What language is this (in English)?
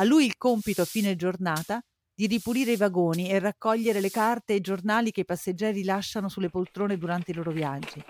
Italian